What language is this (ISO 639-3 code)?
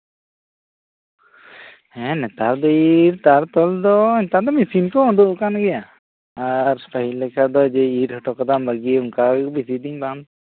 sat